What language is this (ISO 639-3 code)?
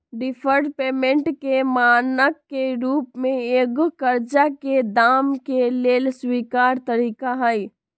mag